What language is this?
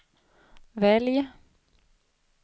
Swedish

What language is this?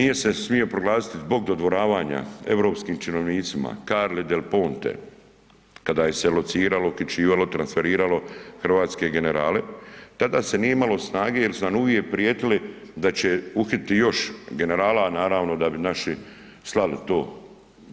Croatian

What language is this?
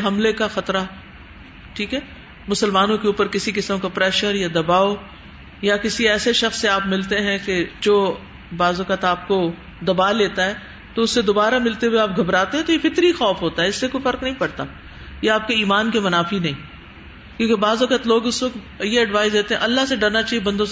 Urdu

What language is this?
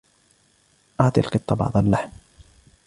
Arabic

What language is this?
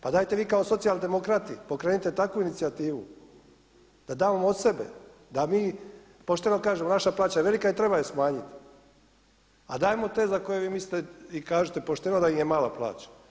Croatian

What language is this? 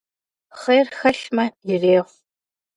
Kabardian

